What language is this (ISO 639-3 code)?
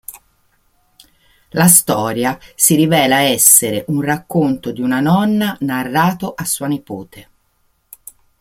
ita